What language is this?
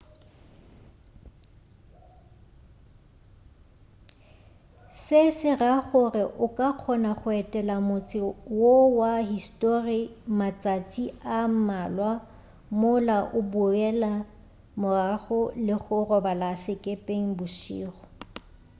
Northern Sotho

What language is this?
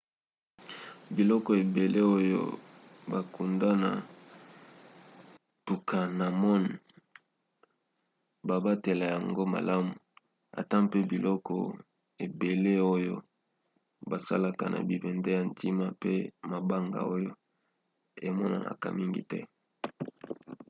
Lingala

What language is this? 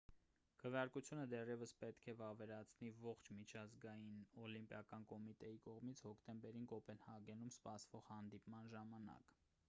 Armenian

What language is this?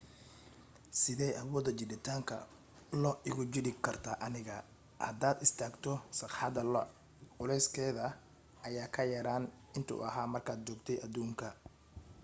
Somali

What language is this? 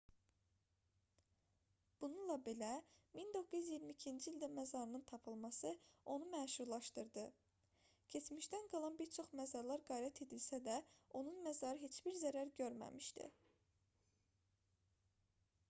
Azerbaijani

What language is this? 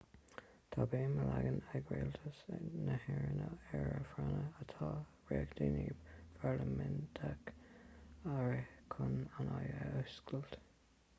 Irish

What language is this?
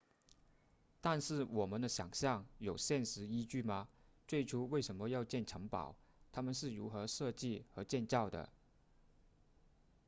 Chinese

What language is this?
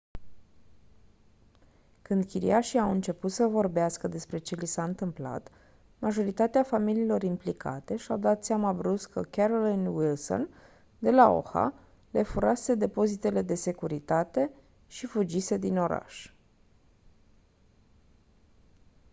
Romanian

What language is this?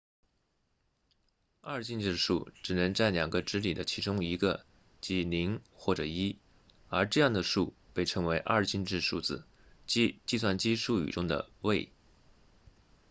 Chinese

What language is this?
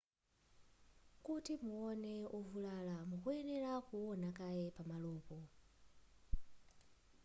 Nyanja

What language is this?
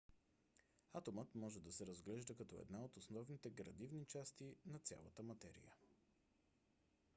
Bulgarian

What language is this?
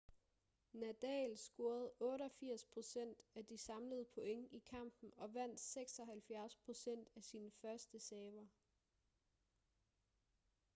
Danish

